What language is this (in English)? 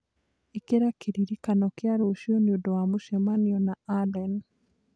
Kikuyu